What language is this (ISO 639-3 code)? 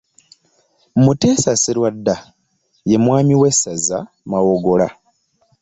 lug